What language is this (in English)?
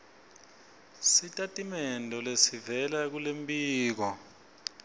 Swati